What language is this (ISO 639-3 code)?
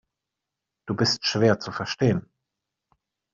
deu